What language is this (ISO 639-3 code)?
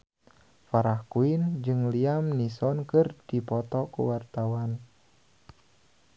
sun